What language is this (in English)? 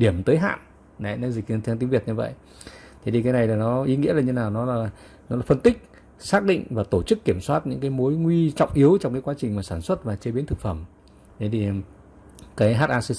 Vietnamese